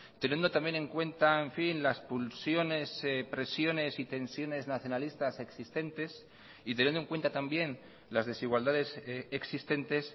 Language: Spanish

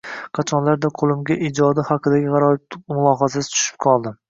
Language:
Uzbek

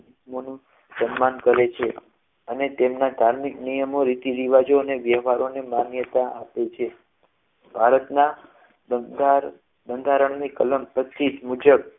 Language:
Gujarati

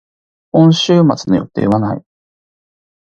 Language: Japanese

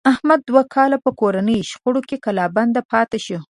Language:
Pashto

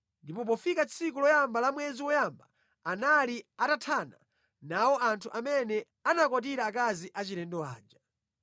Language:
Nyanja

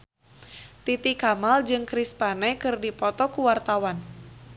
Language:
Sundanese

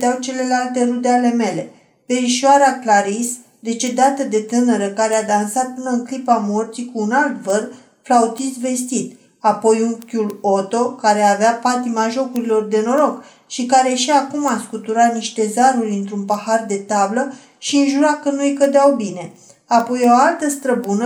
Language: Romanian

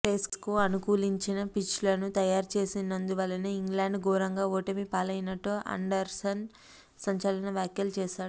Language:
Telugu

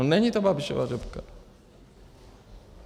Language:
Czech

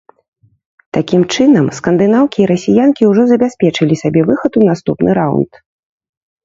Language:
Belarusian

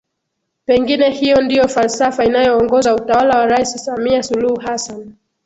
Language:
Swahili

